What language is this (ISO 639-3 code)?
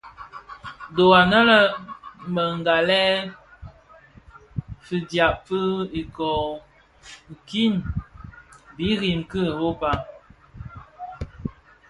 ksf